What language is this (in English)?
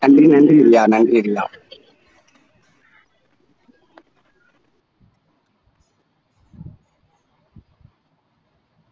Tamil